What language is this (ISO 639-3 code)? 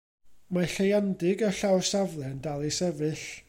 cym